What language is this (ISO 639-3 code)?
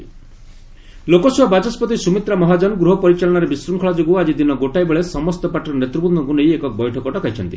ori